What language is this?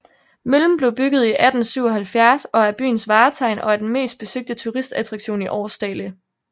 Danish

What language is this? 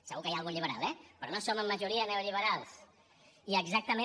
Catalan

